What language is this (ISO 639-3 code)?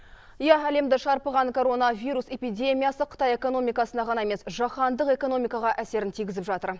kaz